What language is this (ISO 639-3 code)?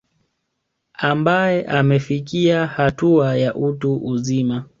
swa